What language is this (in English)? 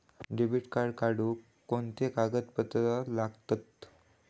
Marathi